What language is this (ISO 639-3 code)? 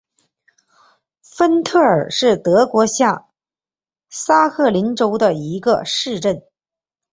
zho